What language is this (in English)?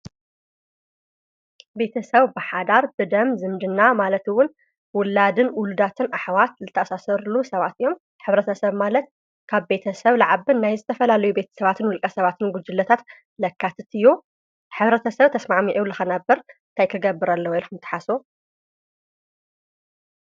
Tigrinya